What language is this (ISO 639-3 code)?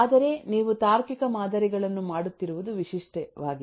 kan